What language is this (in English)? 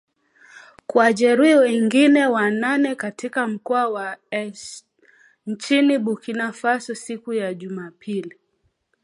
Swahili